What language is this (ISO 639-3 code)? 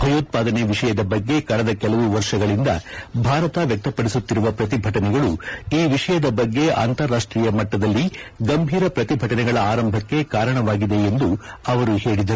kan